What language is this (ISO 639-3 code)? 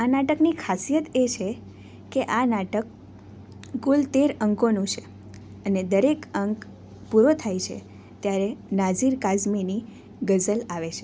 guj